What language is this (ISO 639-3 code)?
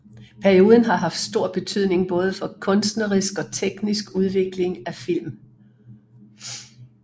dan